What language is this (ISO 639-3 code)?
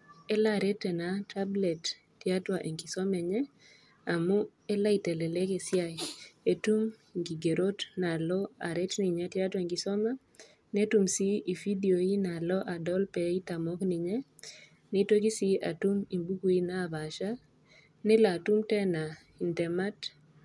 mas